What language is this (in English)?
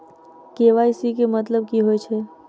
Maithili